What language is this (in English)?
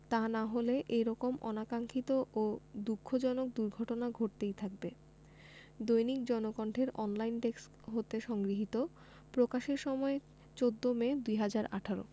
Bangla